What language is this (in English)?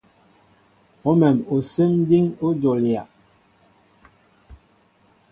Mbo (Cameroon)